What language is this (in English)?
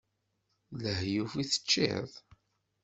Kabyle